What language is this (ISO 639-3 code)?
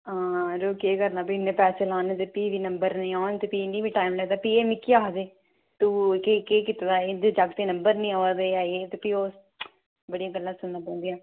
doi